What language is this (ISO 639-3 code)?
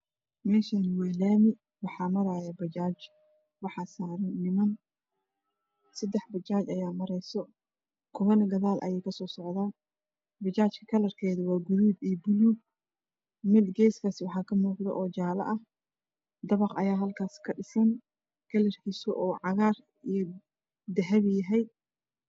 som